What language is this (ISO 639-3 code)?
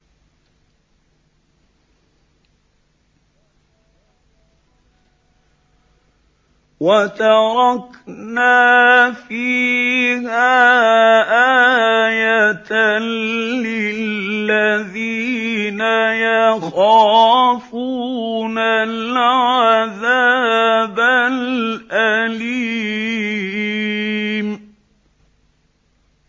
ara